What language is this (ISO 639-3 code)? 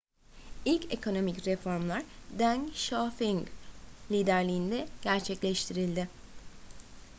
tur